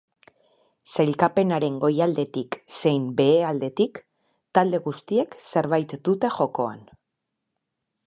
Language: Basque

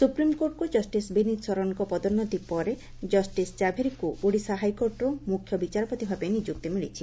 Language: Odia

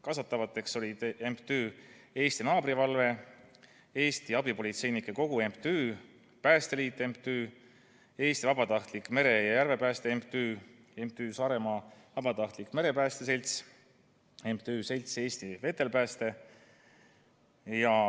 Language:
Estonian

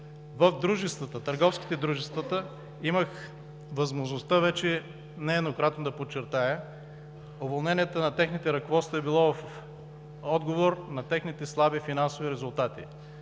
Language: Bulgarian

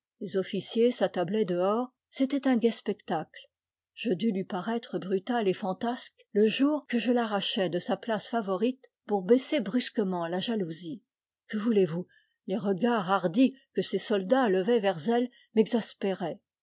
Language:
French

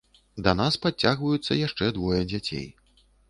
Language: Belarusian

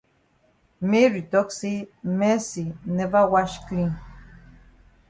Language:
Cameroon Pidgin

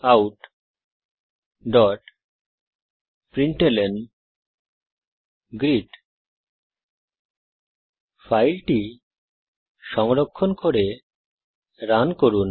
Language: Bangla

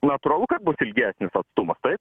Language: Lithuanian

